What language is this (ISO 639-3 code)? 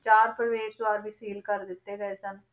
pan